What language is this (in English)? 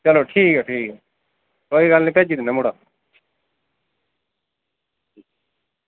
Dogri